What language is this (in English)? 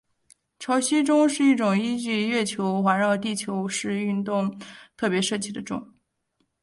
Chinese